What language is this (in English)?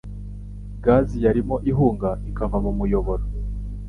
Kinyarwanda